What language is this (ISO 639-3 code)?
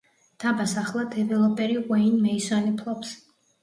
kat